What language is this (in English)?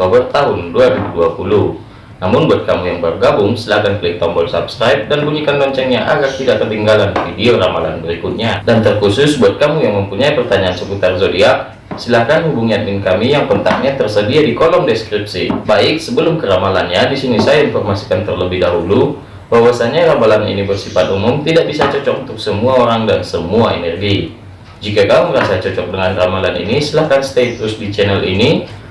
Indonesian